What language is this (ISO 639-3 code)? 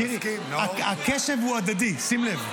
heb